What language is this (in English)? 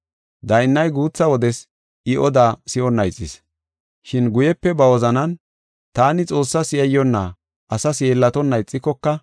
Gofa